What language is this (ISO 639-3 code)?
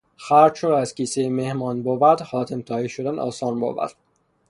fas